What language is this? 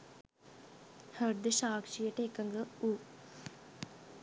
Sinhala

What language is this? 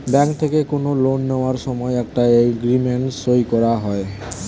Bangla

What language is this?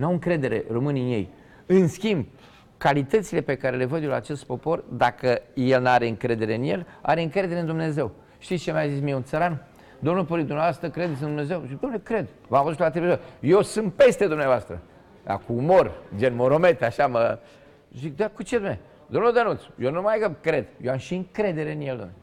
Romanian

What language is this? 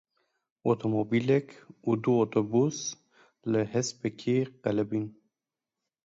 Kurdish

